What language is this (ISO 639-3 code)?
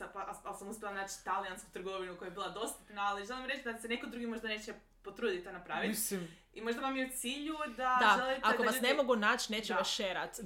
hrv